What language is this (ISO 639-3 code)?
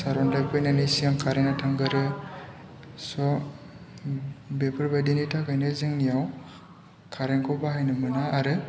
brx